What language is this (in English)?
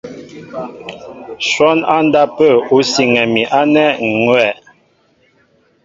Mbo (Cameroon)